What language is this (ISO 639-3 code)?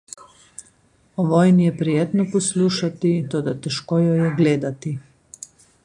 slv